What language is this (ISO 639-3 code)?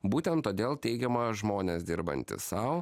lit